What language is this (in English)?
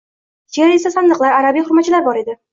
Uzbek